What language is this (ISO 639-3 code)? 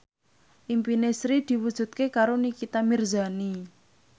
jav